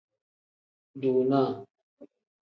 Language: Tem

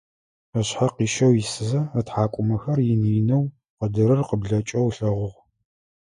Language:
Adyghe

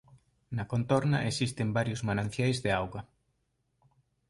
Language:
Galician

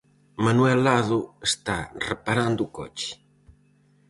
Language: Galician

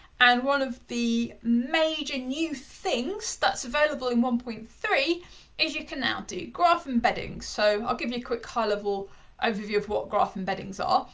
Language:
English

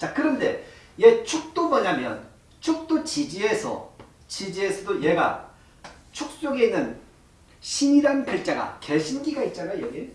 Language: Korean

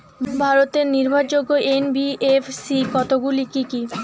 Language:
Bangla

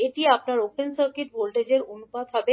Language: Bangla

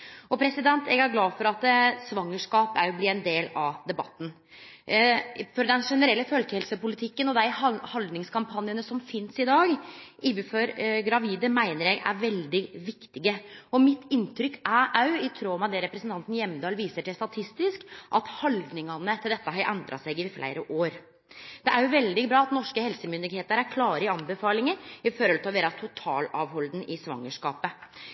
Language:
Norwegian Nynorsk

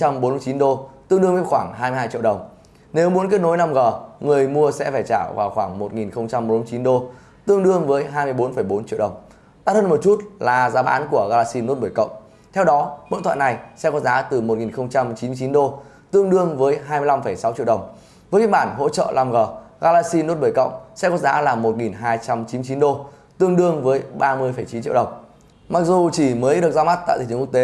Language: Vietnamese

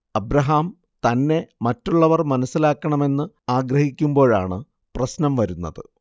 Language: Malayalam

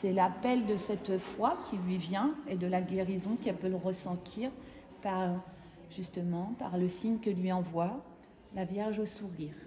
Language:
French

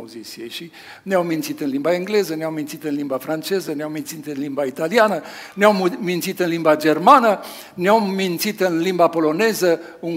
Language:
Romanian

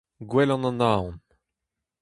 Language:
Breton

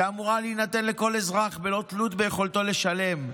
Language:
Hebrew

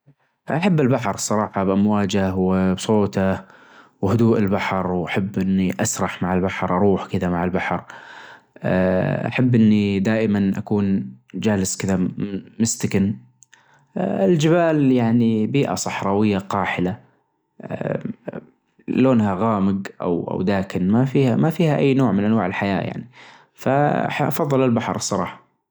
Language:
Najdi Arabic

